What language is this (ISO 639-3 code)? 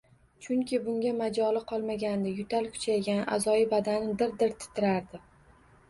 uzb